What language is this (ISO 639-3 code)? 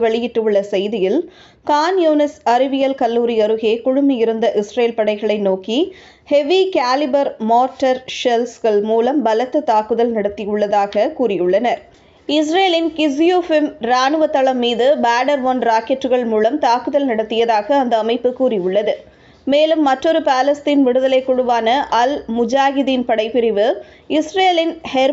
tam